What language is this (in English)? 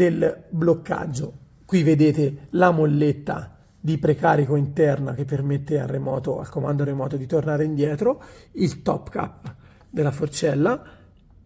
Italian